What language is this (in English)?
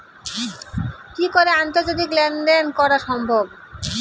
Bangla